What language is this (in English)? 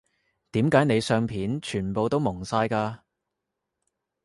Cantonese